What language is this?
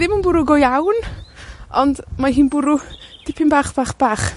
Welsh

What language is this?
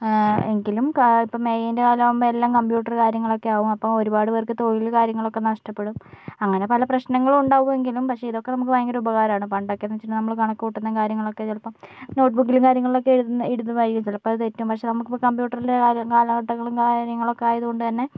Malayalam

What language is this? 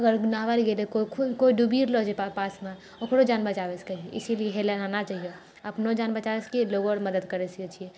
Maithili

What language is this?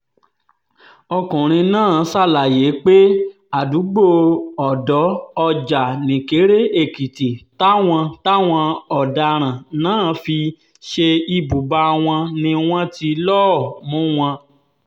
Yoruba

